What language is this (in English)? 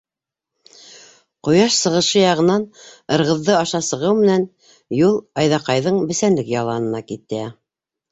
Bashkir